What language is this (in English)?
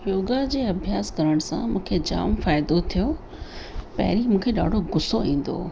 Sindhi